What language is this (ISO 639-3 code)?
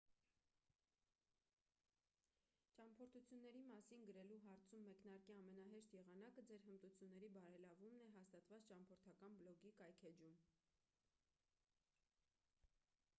hye